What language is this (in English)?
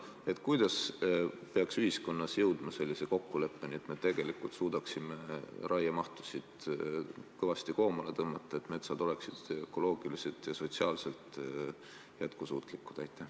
Estonian